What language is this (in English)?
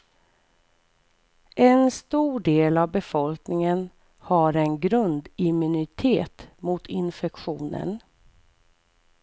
Swedish